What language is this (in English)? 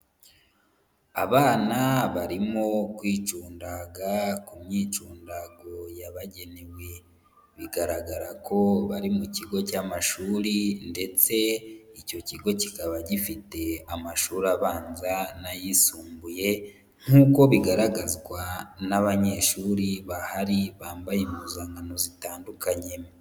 Kinyarwanda